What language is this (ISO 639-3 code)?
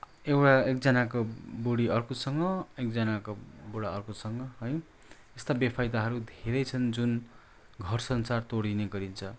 nep